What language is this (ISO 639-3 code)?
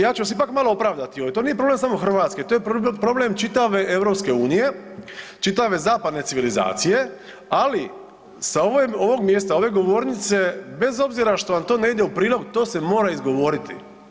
hrv